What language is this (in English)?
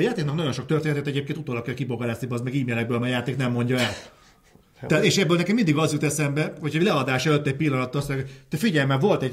Hungarian